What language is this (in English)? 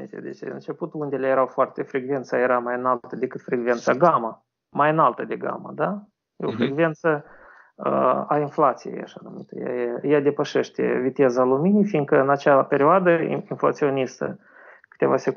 Romanian